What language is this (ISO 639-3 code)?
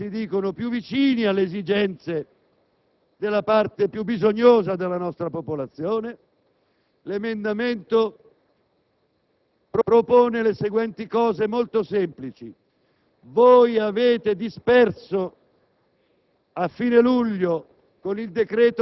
ita